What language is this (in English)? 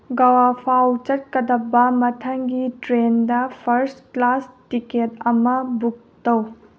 Manipuri